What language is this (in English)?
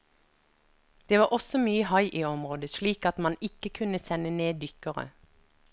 Norwegian